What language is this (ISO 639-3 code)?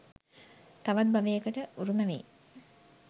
sin